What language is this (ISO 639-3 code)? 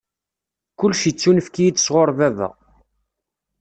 kab